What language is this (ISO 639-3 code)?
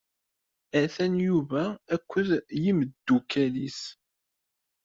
kab